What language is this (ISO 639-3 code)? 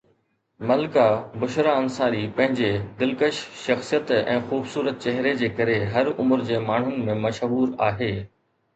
snd